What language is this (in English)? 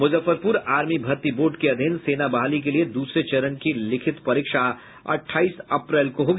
Hindi